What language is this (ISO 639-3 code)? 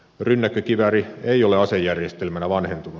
fin